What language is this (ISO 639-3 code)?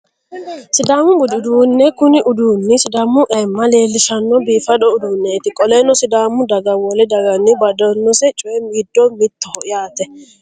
sid